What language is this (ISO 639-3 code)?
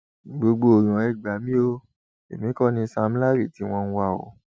yor